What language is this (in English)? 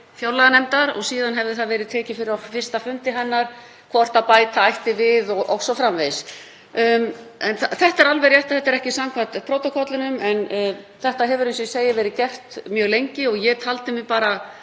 Icelandic